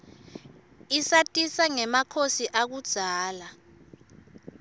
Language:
Swati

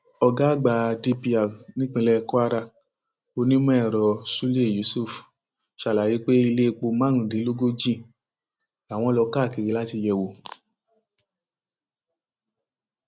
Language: Yoruba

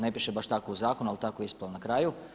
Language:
Croatian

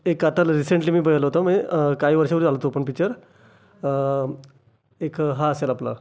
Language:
Marathi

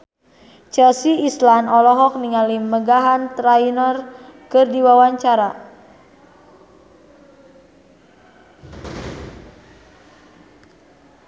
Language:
Sundanese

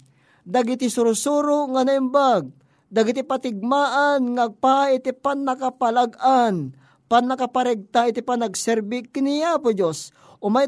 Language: Filipino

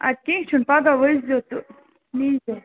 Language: Kashmiri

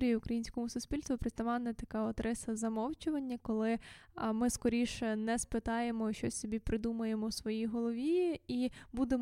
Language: Ukrainian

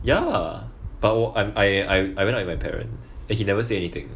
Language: English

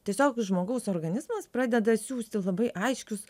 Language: Lithuanian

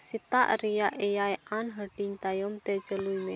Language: Santali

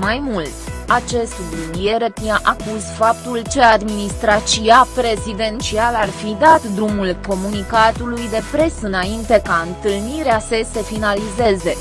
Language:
Romanian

